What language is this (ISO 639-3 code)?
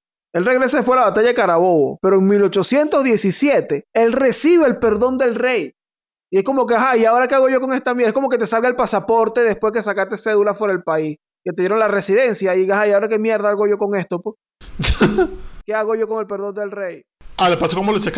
spa